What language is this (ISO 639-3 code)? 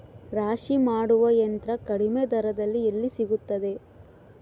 kan